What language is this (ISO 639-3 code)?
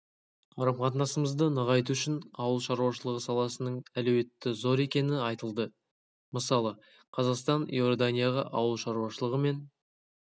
kaz